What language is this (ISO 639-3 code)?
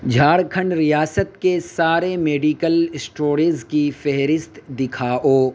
urd